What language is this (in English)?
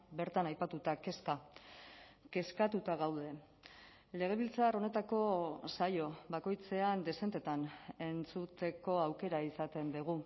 Basque